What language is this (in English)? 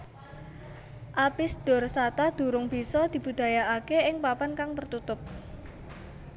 Javanese